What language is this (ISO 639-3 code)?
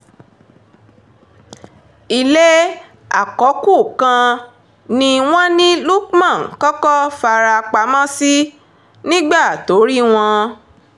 yor